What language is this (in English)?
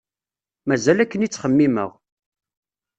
Kabyle